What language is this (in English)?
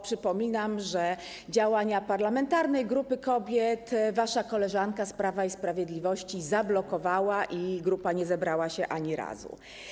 Polish